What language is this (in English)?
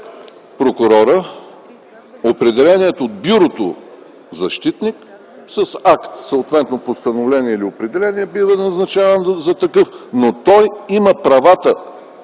Bulgarian